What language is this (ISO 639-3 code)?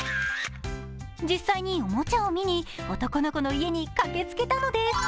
jpn